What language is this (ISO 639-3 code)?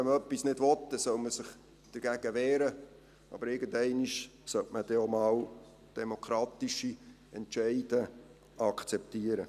gsw